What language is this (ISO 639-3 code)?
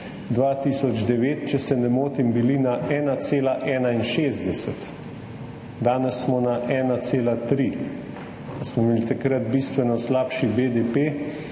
slv